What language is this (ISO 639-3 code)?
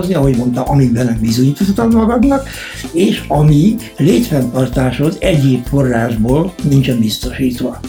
hun